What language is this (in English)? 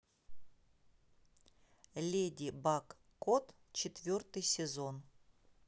Russian